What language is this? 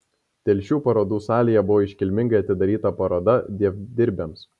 Lithuanian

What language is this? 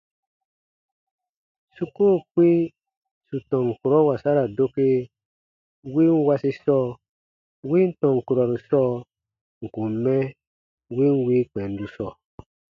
Baatonum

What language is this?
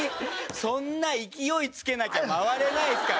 Japanese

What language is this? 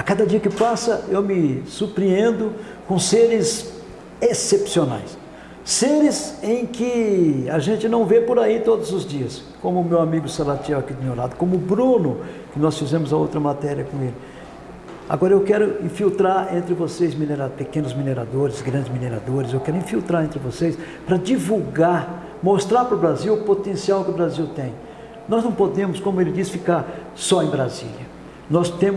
Portuguese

